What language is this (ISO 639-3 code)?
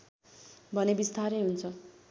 nep